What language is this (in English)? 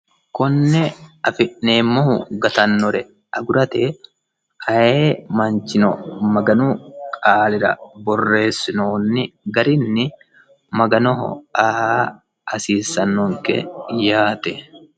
Sidamo